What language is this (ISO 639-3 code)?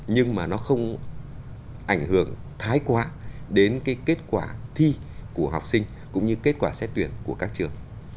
vie